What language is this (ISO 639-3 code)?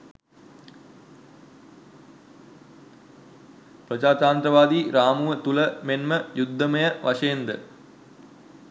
sin